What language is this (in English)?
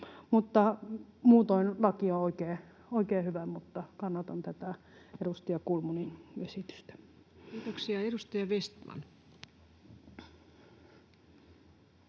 Finnish